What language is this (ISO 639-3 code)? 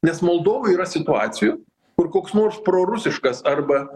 lit